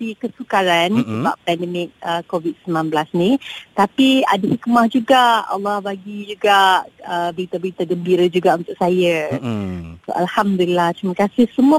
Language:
Malay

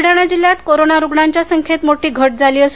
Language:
Marathi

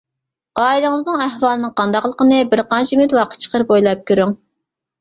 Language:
Uyghur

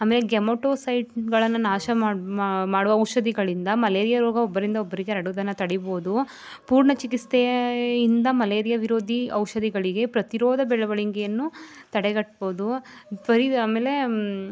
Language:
Kannada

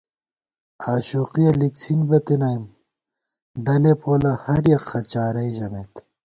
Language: Gawar-Bati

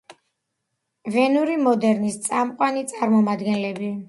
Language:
Georgian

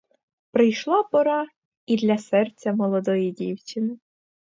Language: Ukrainian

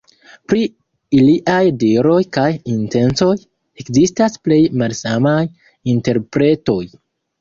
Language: Esperanto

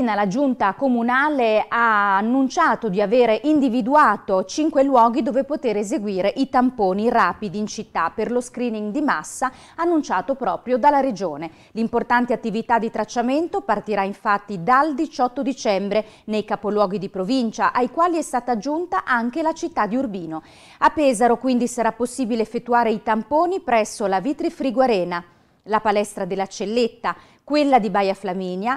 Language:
Italian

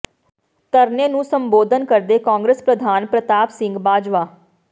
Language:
Punjabi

